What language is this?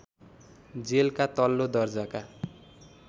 Nepali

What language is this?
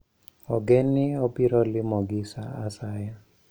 Luo (Kenya and Tanzania)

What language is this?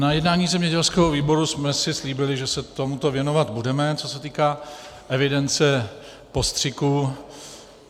Czech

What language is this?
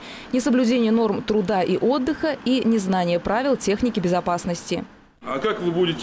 Russian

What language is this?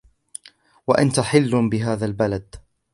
Arabic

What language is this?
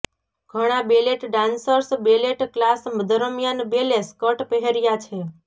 Gujarati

